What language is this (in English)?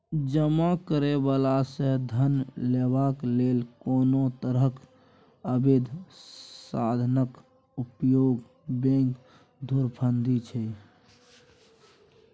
Maithili